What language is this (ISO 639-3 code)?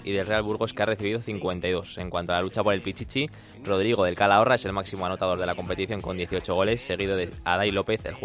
spa